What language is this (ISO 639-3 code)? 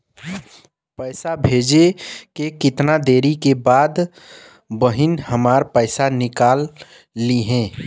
bho